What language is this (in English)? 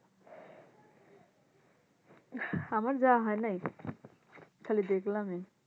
Bangla